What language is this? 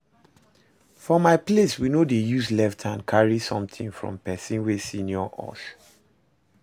Nigerian Pidgin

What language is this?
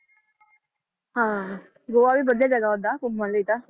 Punjabi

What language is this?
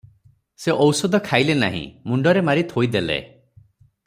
Odia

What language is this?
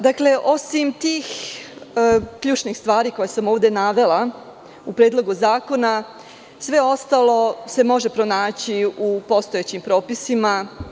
Serbian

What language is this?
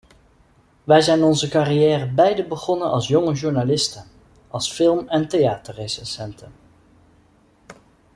Dutch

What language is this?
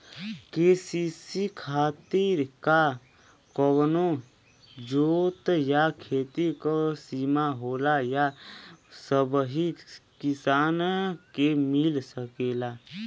Bhojpuri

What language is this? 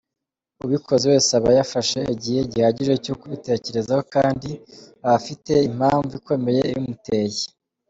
Kinyarwanda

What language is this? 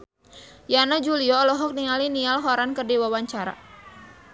Sundanese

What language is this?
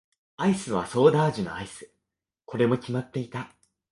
Japanese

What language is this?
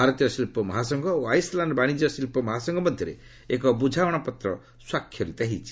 Odia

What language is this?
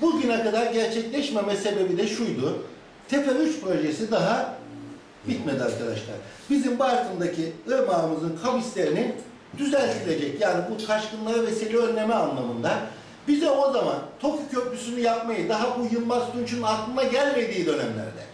Turkish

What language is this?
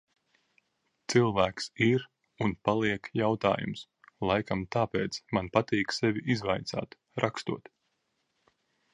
Latvian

